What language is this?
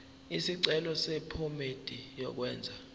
Zulu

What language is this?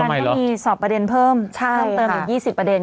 Thai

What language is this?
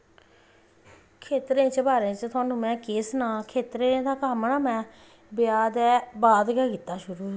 Dogri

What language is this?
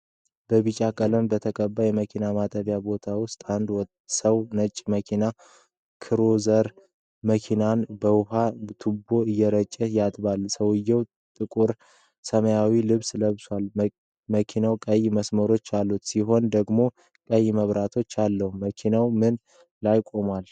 Amharic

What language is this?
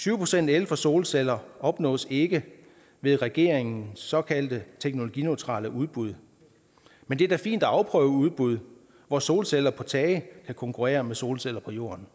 Danish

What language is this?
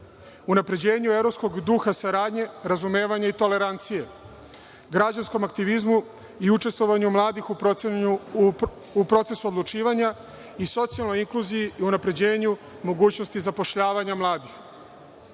Serbian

